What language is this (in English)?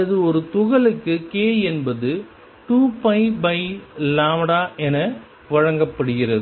Tamil